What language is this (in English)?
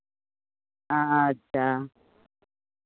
Maithili